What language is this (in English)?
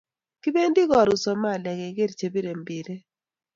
Kalenjin